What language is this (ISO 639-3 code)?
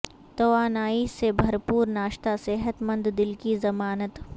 urd